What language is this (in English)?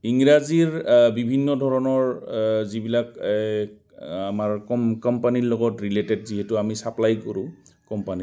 Assamese